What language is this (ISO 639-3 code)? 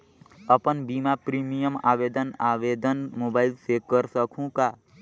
hne